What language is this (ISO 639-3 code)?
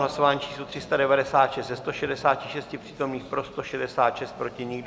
ces